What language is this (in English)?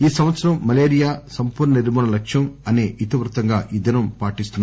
Telugu